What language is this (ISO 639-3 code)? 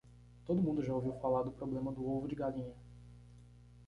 por